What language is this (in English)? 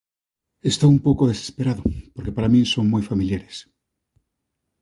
Galician